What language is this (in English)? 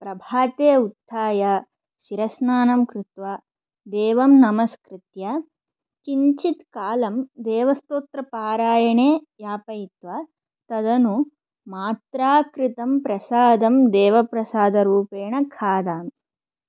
Sanskrit